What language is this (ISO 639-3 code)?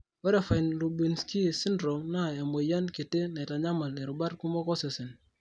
mas